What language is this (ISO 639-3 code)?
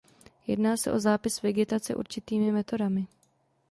ces